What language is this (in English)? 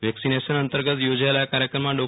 Gujarati